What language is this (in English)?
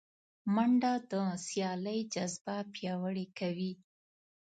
Pashto